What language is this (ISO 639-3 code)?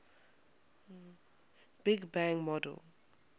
eng